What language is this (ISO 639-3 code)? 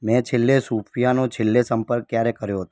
guj